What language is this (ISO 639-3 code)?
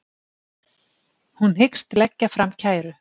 isl